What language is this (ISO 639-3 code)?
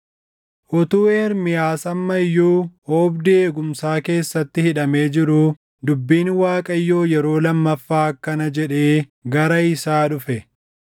orm